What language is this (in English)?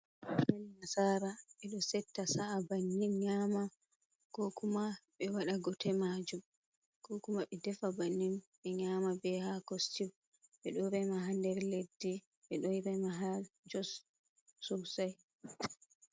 Fula